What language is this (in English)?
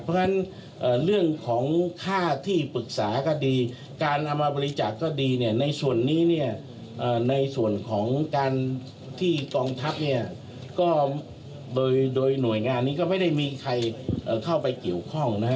Thai